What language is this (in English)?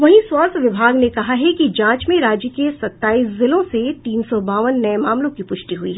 Hindi